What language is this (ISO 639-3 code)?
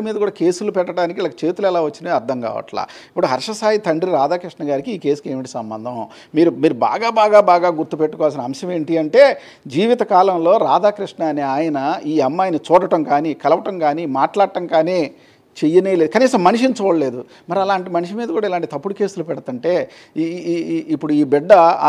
tel